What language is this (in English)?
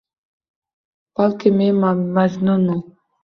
Uzbek